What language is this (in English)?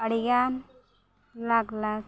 Santali